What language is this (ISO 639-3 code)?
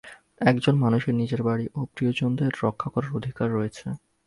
ben